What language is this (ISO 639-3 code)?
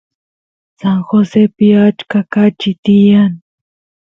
qus